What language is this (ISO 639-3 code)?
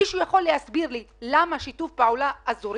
heb